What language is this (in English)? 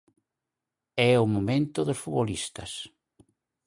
Galician